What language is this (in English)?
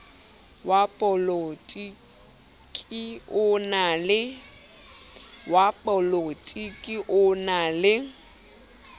Southern Sotho